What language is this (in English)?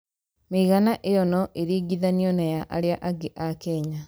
Kikuyu